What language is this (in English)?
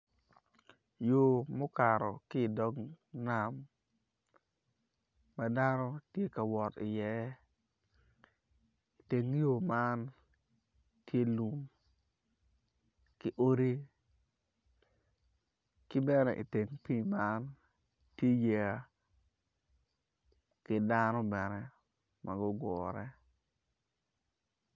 Acoli